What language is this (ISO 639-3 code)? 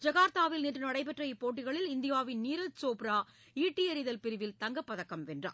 tam